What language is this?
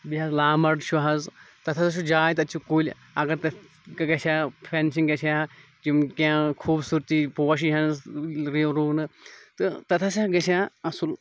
Kashmiri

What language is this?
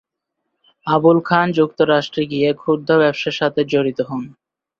Bangla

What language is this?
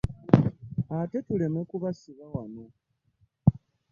Ganda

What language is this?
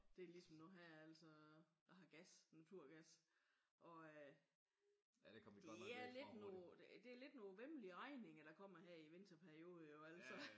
Danish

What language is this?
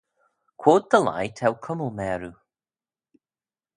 Manx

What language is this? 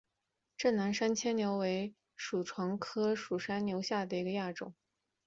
Chinese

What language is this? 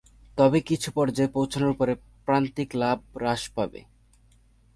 Bangla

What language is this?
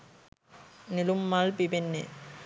Sinhala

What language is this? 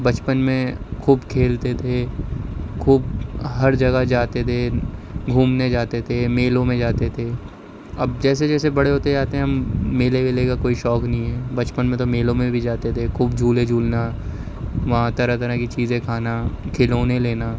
Urdu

